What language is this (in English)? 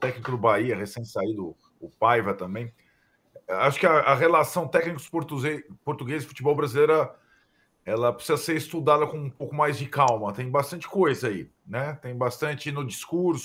Portuguese